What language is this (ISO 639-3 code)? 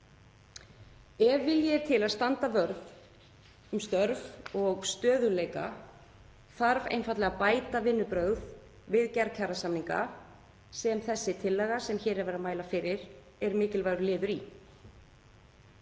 isl